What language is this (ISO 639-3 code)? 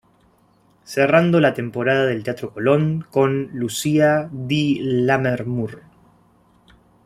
spa